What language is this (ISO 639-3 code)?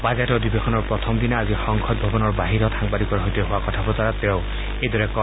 asm